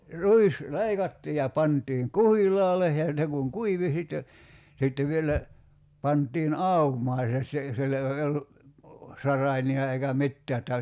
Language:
Finnish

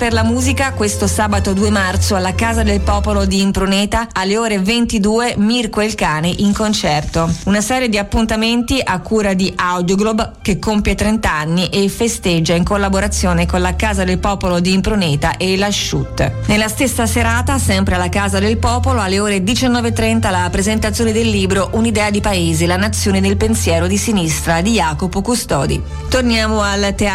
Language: Italian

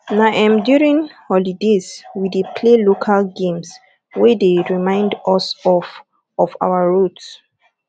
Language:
Nigerian Pidgin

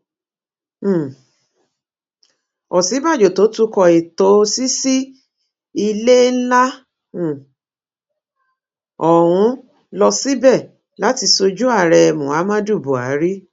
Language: Yoruba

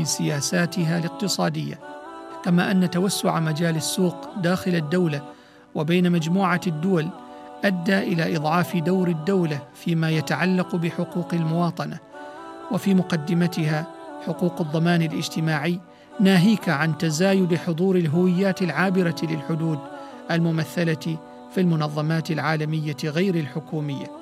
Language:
Arabic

